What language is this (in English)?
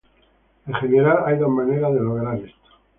Spanish